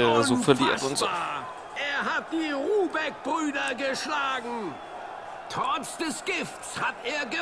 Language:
German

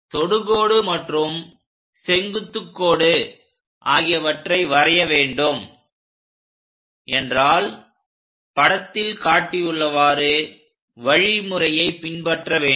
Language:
Tamil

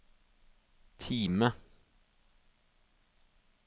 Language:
Norwegian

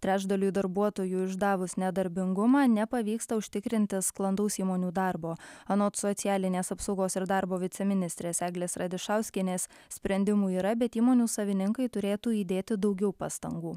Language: Lithuanian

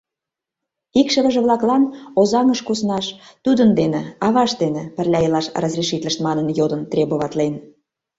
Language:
Mari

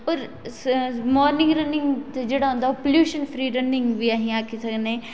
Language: Dogri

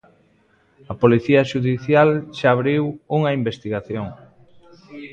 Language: Galician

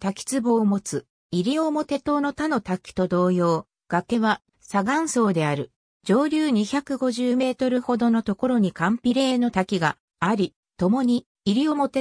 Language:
Japanese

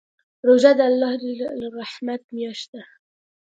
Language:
Pashto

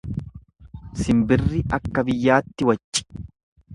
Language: Oromo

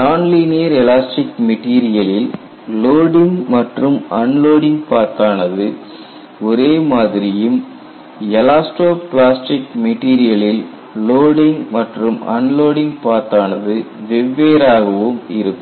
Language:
Tamil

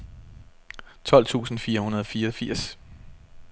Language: Danish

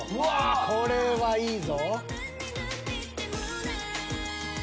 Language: Japanese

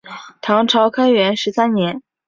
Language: Chinese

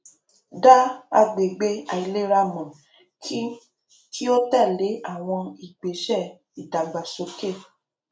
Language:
Yoruba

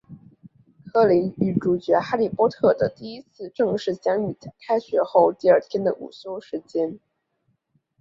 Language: Chinese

